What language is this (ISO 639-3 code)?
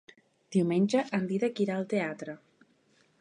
cat